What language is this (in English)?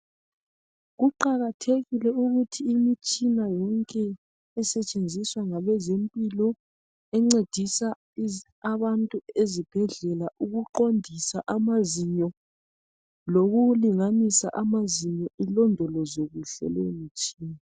North Ndebele